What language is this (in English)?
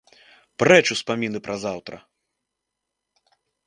Belarusian